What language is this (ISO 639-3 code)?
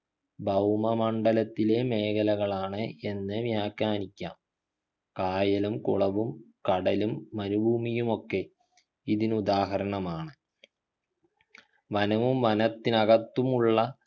mal